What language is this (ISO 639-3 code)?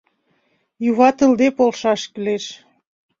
chm